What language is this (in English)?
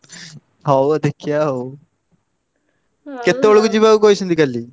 Odia